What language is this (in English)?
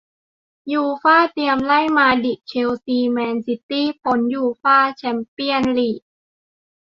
Thai